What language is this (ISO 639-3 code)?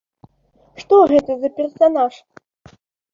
bel